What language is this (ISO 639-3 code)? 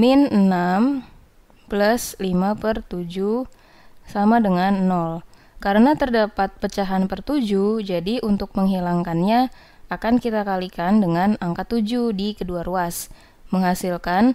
ind